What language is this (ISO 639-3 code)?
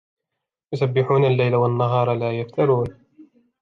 ara